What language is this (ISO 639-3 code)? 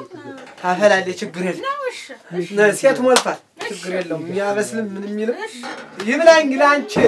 ara